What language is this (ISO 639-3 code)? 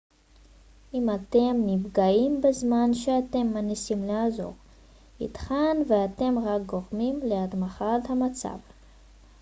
heb